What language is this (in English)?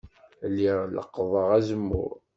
Kabyle